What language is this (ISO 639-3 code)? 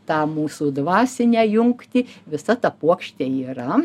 lit